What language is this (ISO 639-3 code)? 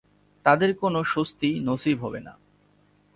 ben